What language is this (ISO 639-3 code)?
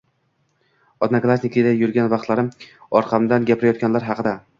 uzb